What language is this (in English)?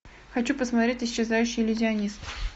Russian